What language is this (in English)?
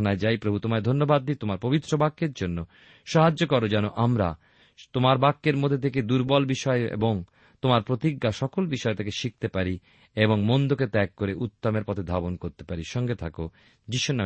Bangla